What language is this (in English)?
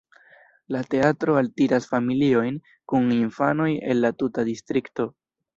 Esperanto